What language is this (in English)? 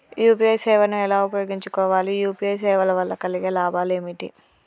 Telugu